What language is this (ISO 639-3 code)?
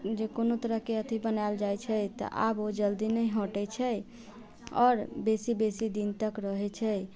mai